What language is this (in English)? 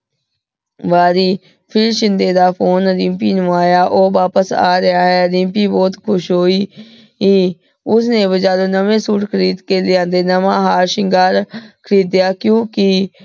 Punjabi